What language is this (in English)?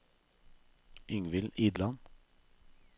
Norwegian